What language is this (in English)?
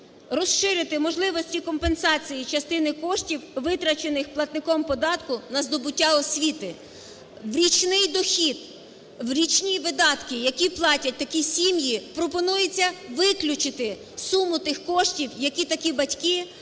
Ukrainian